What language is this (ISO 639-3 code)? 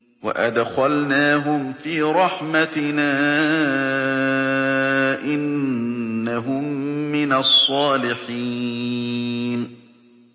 ara